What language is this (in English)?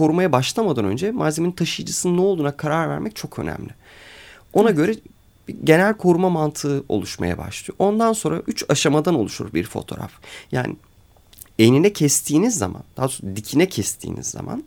Turkish